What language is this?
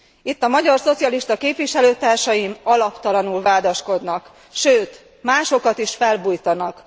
Hungarian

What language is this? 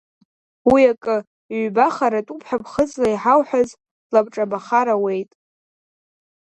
Abkhazian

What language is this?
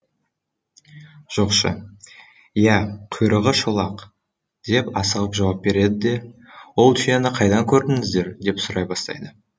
Kazakh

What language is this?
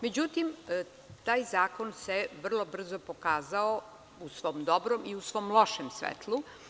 Serbian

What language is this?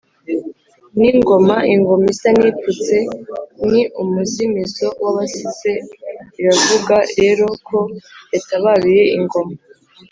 Kinyarwanda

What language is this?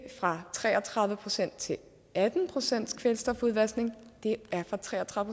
Danish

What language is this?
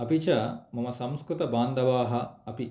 Sanskrit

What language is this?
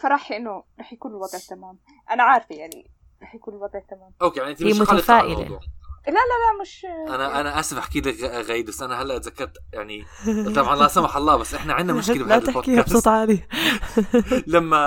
Arabic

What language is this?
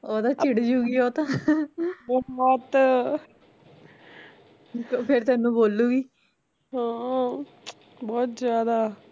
Punjabi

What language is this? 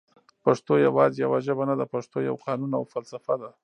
Pashto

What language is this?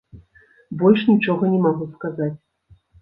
Belarusian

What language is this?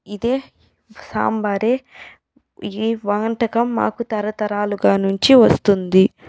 Telugu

